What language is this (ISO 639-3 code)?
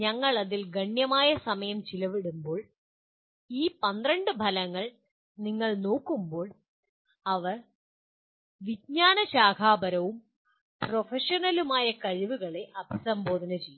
mal